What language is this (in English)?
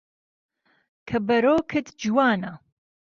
Central Kurdish